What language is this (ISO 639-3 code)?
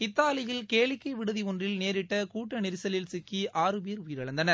tam